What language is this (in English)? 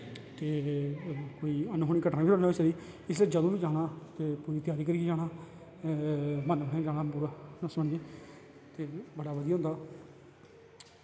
Dogri